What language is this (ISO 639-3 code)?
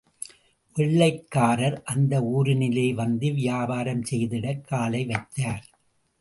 tam